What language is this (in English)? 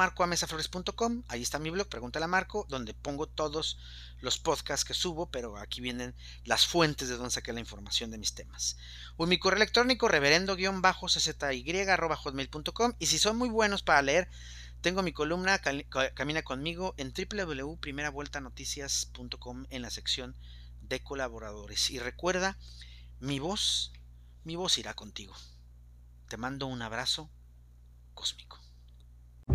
Spanish